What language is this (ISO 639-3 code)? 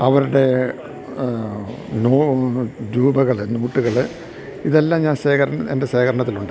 mal